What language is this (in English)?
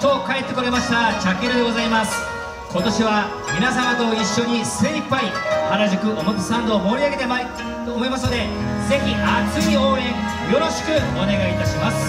Japanese